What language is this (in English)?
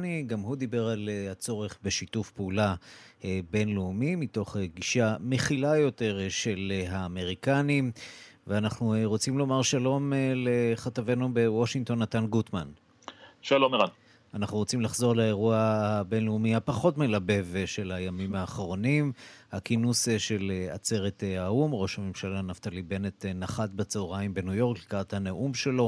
Hebrew